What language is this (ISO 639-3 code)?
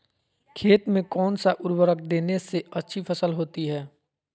mag